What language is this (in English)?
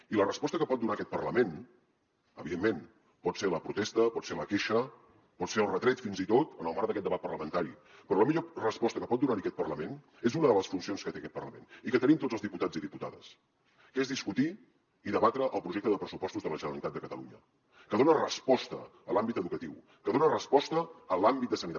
Catalan